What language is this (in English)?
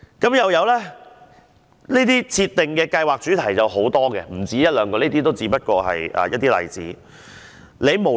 Cantonese